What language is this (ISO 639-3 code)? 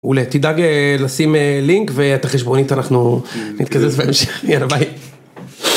heb